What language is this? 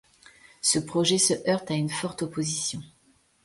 French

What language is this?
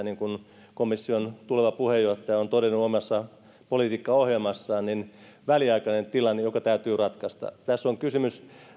Finnish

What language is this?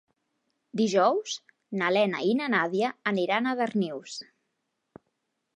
Catalan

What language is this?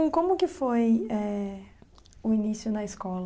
Portuguese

